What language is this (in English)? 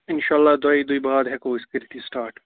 Kashmiri